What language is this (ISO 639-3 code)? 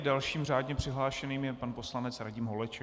ces